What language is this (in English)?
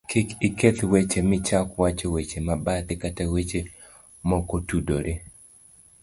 Luo (Kenya and Tanzania)